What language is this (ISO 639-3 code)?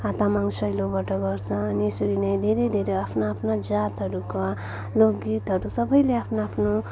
nep